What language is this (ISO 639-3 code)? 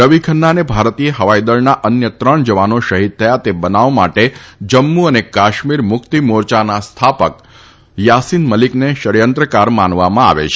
guj